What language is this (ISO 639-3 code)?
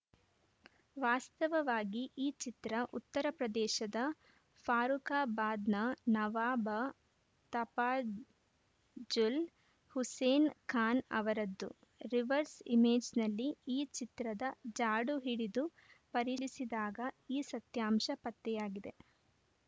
kan